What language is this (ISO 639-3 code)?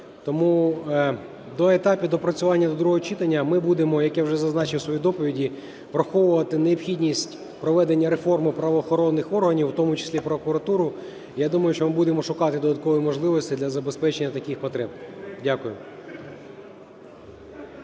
ukr